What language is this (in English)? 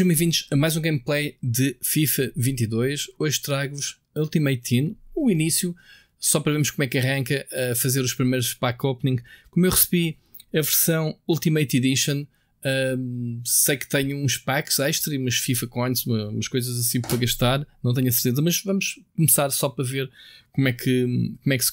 Portuguese